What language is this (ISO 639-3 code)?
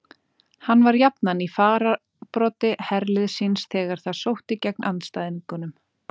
isl